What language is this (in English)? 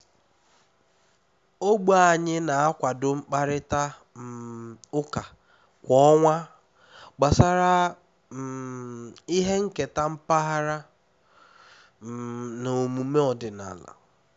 Igbo